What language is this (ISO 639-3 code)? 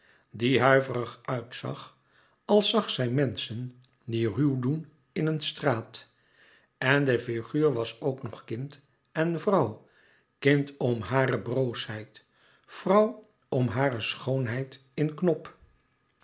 nld